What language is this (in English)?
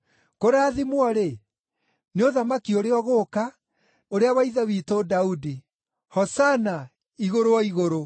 Kikuyu